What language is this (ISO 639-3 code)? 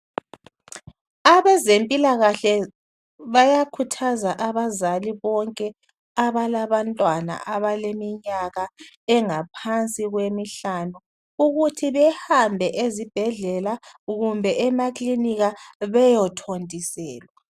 nde